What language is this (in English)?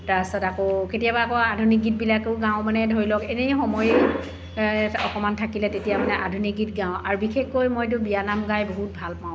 Assamese